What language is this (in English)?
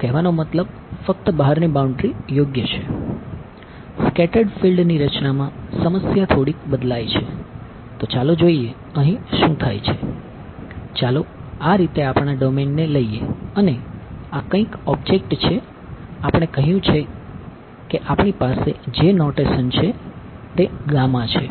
Gujarati